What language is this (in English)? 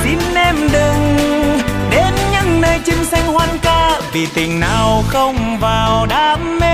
Vietnamese